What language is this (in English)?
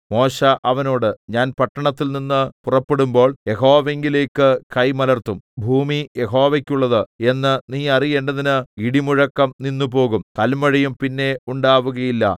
Malayalam